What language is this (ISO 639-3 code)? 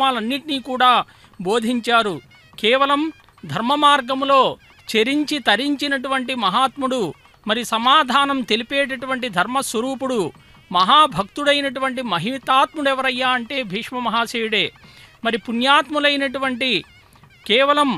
ind